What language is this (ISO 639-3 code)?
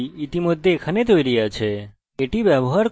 ben